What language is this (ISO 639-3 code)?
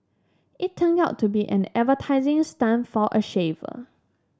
eng